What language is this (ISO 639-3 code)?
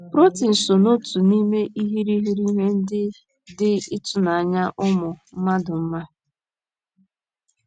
ibo